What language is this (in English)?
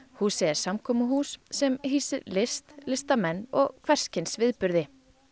Icelandic